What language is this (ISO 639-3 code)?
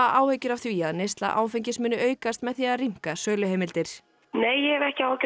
isl